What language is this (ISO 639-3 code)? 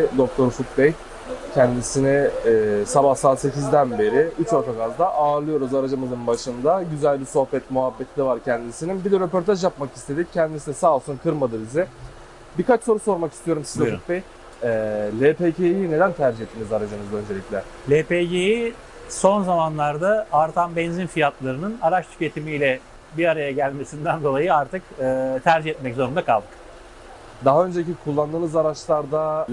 tur